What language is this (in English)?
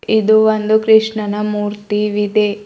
Kannada